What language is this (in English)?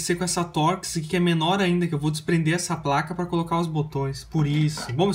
Portuguese